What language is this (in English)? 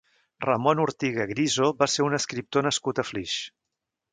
Catalan